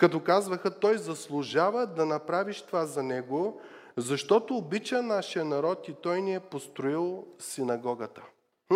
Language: Bulgarian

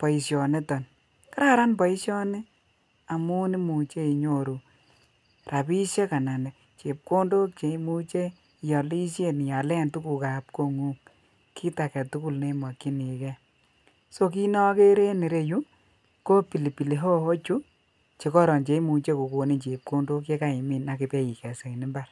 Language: Kalenjin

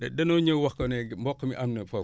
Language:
Wolof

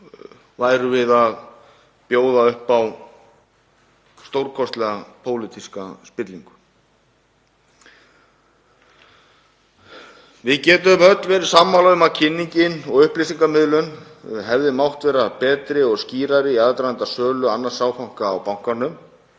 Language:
Icelandic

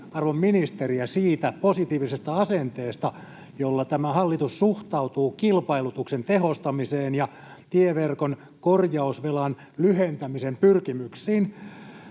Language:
Finnish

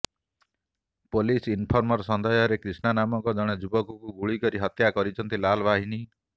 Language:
Odia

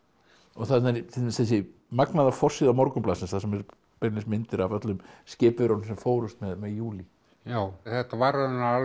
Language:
Icelandic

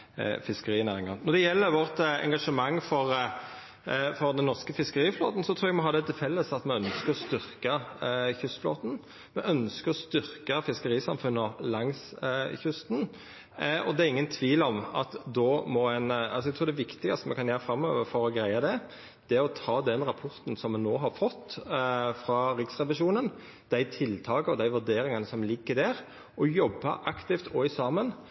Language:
Norwegian Nynorsk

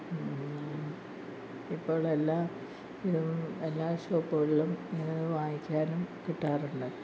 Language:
Malayalam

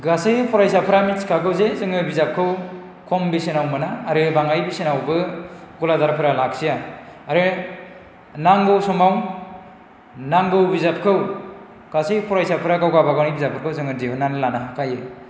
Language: Bodo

